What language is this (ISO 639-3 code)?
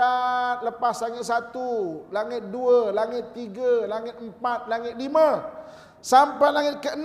msa